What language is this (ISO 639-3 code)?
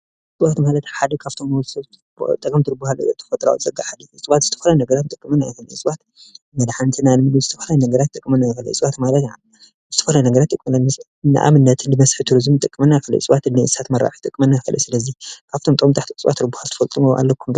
tir